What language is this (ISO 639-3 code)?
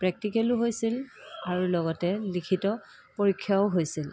asm